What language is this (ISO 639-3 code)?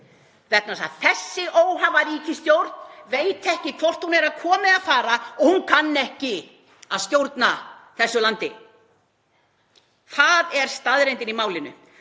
isl